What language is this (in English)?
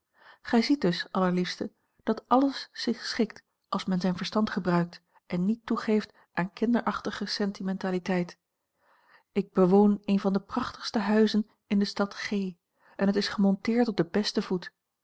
Dutch